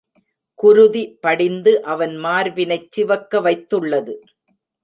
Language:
Tamil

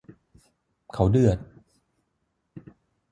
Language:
Thai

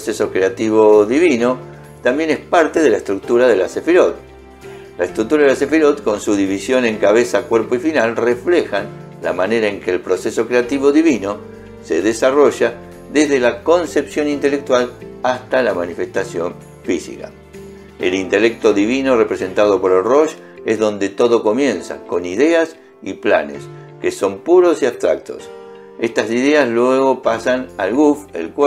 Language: Spanish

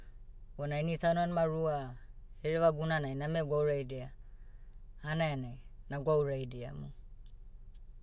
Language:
Motu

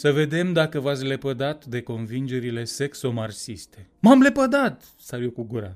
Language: Romanian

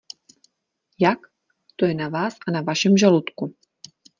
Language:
Czech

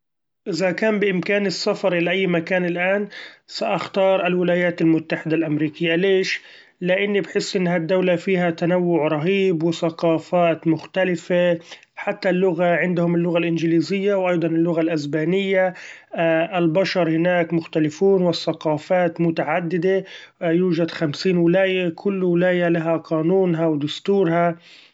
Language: Gulf Arabic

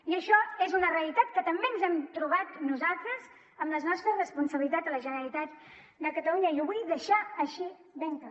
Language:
Catalan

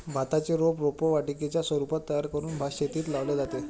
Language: Marathi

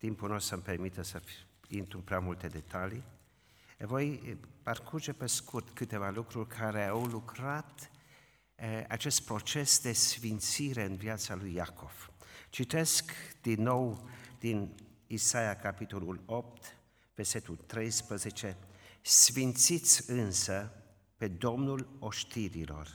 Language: Romanian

